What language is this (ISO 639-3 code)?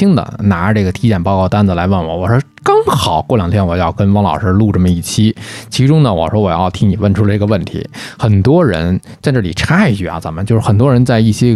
zho